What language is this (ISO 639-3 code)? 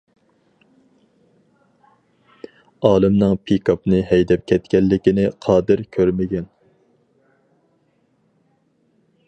uig